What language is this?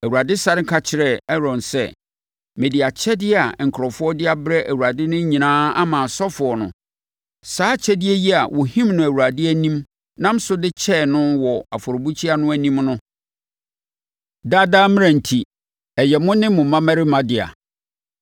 Akan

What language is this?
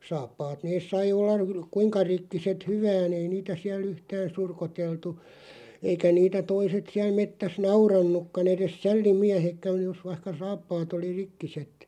Finnish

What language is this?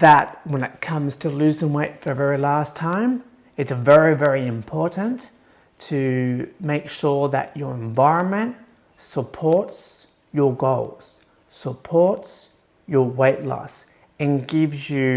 English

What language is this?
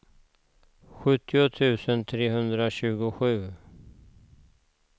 Swedish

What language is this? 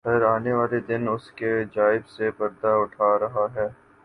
Urdu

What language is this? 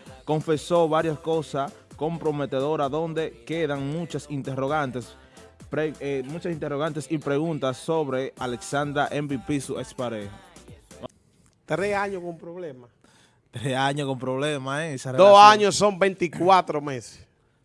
Spanish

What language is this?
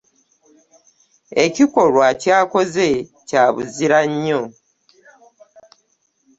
Ganda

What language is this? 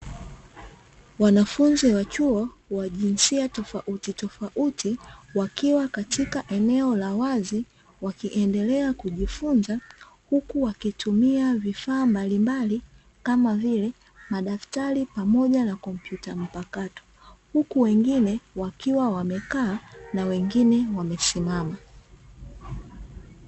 Swahili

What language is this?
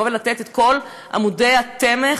Hebrew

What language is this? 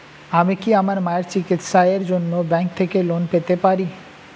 Bangla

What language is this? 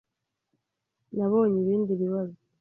Kinyarwanda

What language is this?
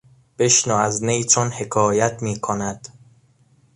Persian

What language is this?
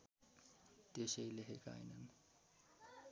Nepali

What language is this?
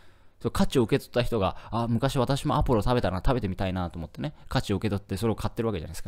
Japanese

